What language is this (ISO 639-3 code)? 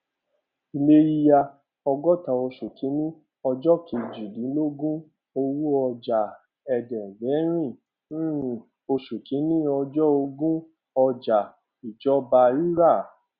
yor